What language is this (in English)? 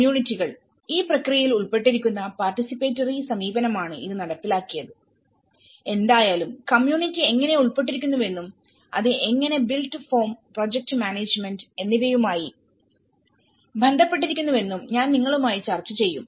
Malayalam